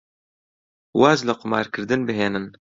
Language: Central Kurdish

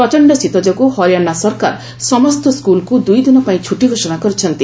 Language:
Odia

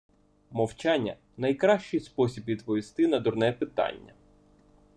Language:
Ukrainian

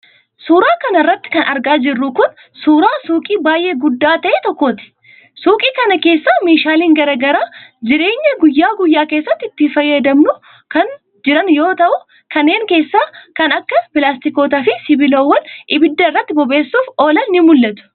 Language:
Oromo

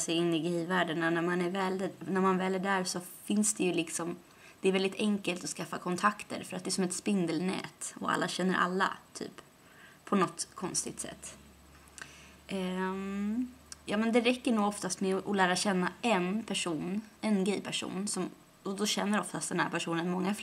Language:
Swedish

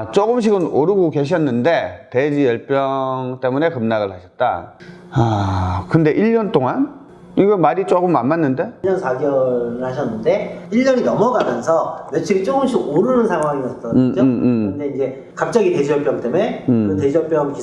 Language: Korean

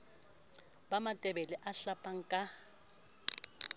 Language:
Southern Sotho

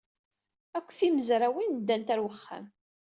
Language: Kabyle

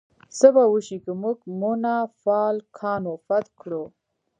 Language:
Pashto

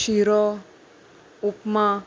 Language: Konkani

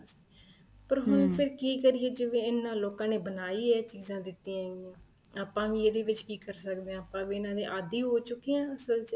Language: Punjabi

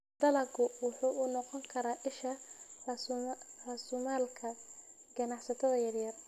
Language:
Somali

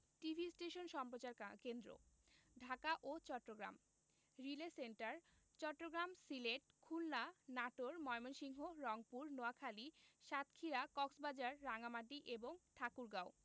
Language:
Bangla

